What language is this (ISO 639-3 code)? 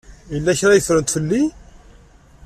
kab